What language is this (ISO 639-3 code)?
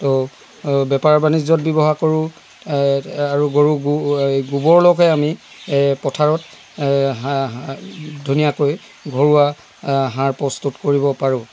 asm